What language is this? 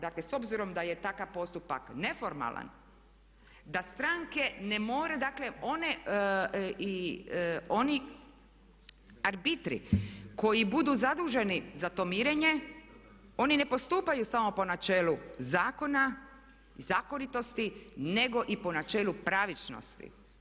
Croatian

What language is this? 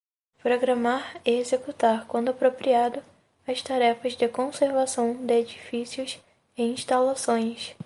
Portuguese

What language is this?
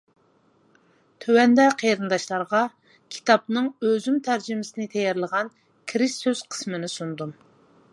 Uyghur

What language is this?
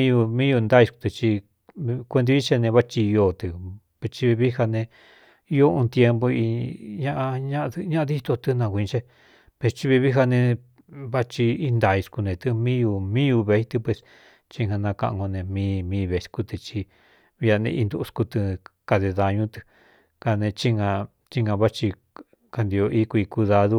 Cuyamecalco Mixtec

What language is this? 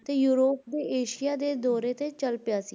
Punjabi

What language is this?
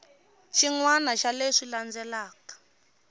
Tsonga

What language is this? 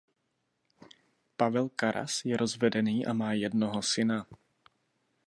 Czech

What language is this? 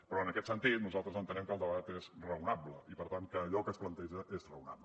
Catalan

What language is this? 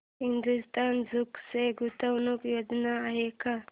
Marathi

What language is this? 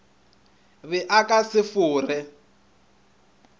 Northern Sotho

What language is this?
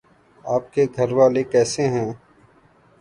Urdu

